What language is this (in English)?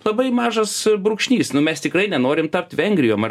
Lithuanian